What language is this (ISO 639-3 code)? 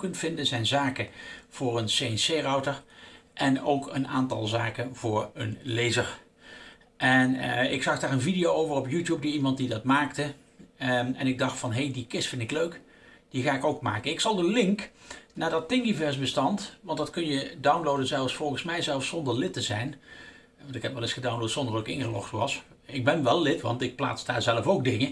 nld